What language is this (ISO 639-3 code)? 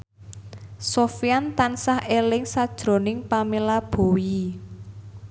jav